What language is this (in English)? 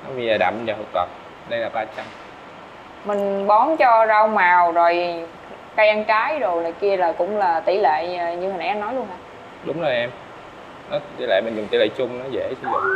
Vietnamese